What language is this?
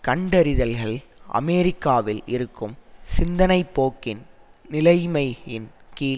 Tamil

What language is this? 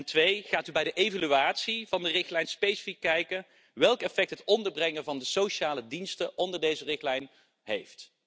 Dutch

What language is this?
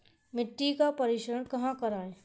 Hindi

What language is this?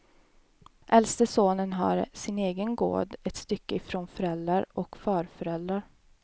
Swedish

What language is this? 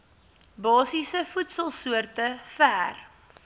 Afrikaans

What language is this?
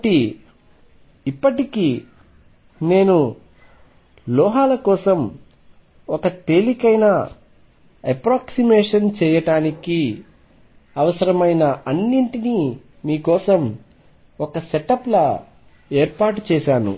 Telugu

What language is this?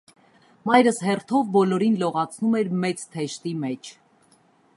Armenian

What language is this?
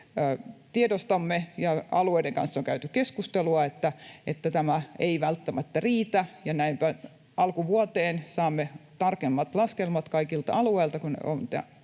Finnish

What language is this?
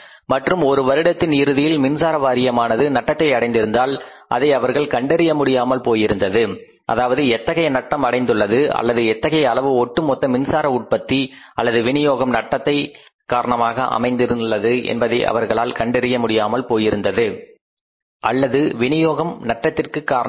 Tamil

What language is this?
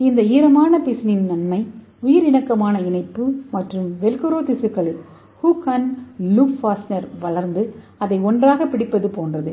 Tamil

